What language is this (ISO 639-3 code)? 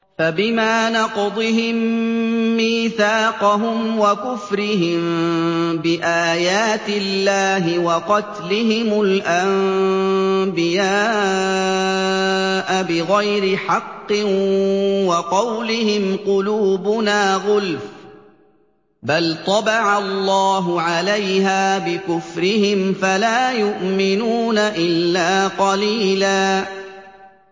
ara